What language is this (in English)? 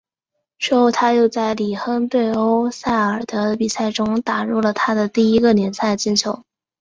Chinese